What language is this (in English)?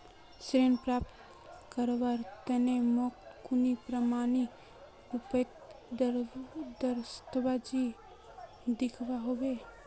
Magahi